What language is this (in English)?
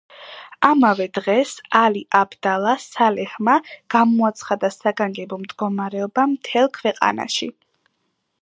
Georgian